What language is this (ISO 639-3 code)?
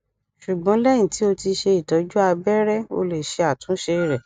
yor